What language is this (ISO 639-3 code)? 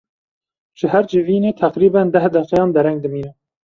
kur